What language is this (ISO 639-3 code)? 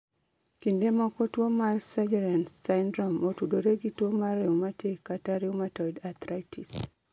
luo